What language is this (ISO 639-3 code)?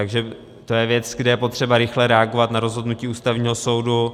ces